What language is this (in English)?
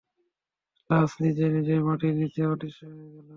Bangla